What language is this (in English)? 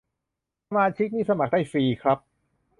Thai